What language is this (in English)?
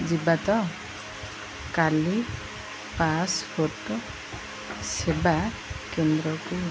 Odia